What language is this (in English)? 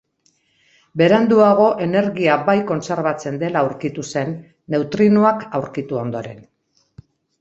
Basque